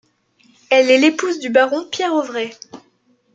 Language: French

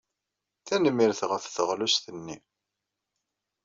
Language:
Kabyle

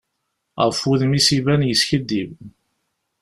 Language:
Kabyle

